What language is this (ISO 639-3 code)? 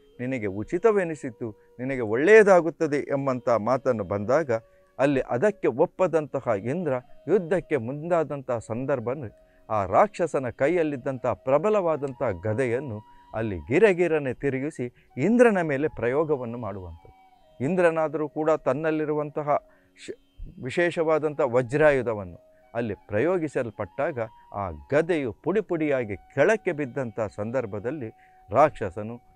kan